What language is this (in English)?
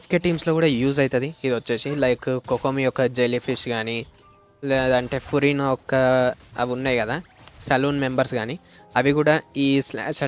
Telugu